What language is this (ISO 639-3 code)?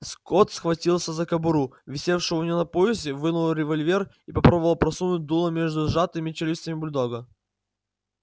rus